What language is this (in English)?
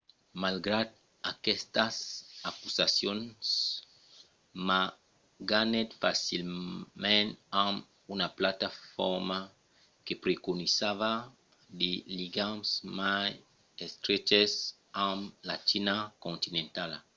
Occitan